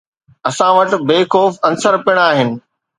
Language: Sindhi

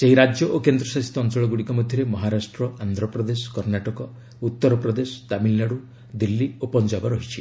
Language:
Odia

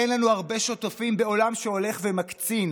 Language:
Hebrew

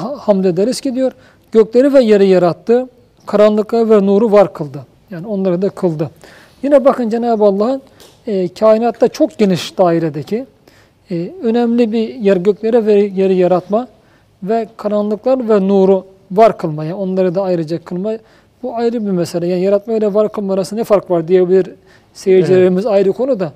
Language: Turkish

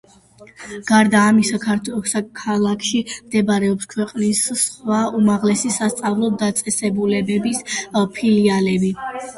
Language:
Georgian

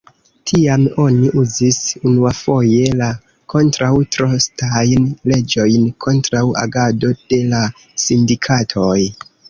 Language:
Esperanto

